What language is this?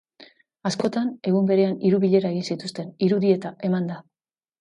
Basque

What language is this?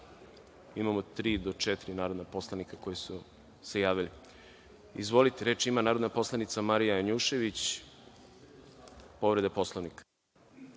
Serbian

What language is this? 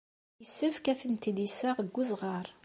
Kabyle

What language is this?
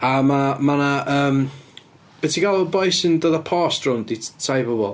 Welsh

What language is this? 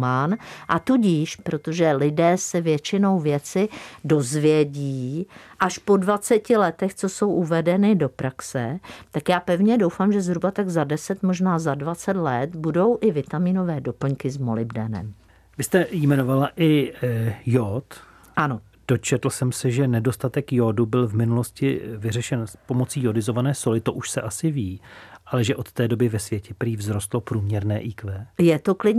Czech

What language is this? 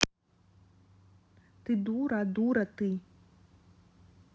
Russian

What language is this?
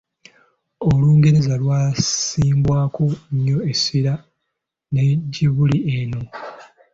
Ganda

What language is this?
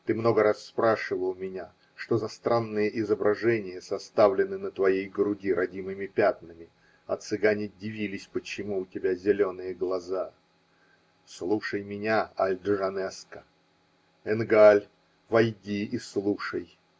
Russian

